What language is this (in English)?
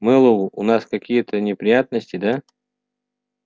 Russian